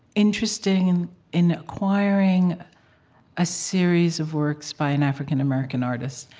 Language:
English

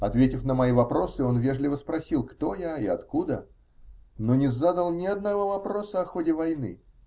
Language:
Russian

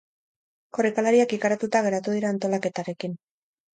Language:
Basque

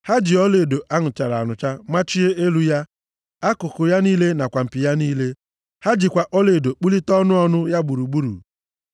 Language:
Igbo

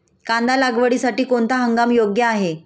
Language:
Marathi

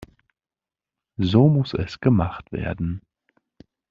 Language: German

